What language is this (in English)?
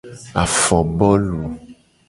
Gen